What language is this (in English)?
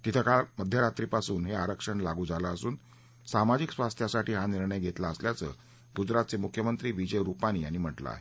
Marathi